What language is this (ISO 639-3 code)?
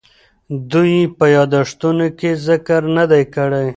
pus